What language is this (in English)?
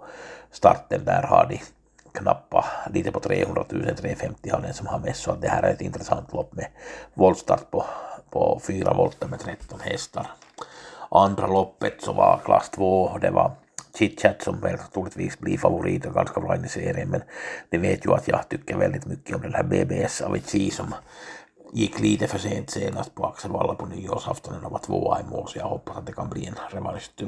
Swedish